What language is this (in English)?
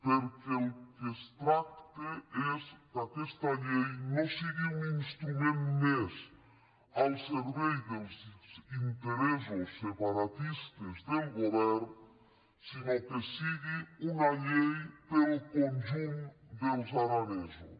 Catalan